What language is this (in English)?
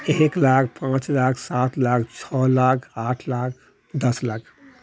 Maithili